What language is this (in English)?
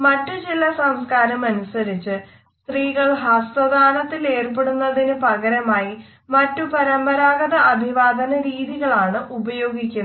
Malayalam